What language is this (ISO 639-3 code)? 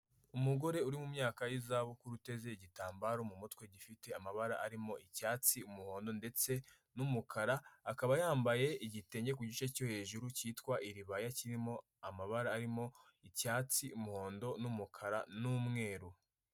kin